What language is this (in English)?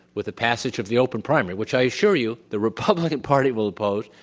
English